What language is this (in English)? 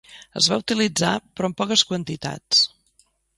Catalan